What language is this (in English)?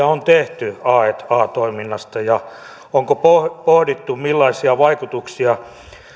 Finnish